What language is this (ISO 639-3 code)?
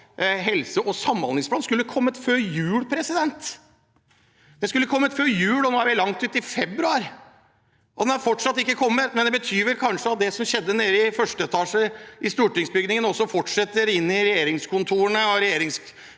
nor